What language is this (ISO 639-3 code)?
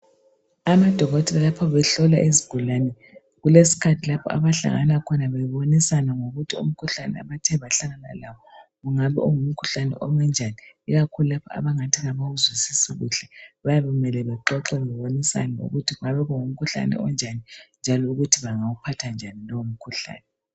nde